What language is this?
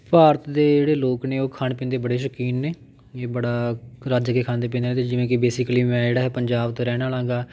Punjabi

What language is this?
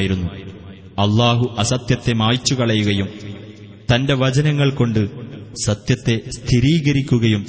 Malayalam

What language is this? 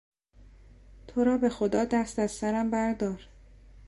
Persian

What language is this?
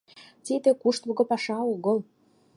Mari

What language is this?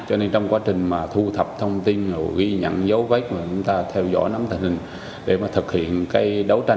Vietnamese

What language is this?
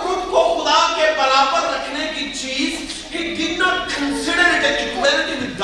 Urdu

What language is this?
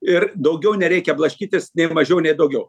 Lithuanian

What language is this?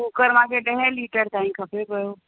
Sindhi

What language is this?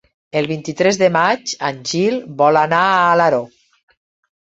Catalan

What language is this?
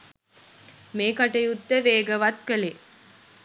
Sinhala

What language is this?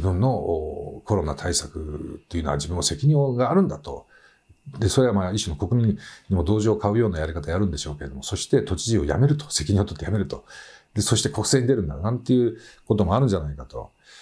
Japanese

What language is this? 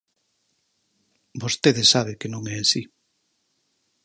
Galician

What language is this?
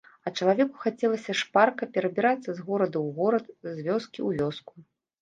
Belarusian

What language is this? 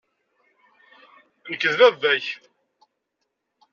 Kabyle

